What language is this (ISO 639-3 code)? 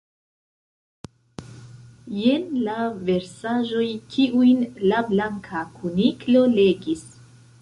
epo